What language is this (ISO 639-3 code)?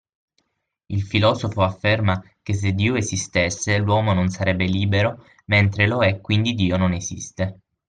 ita